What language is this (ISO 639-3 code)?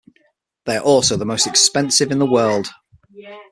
eng